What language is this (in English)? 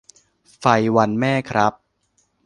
Thai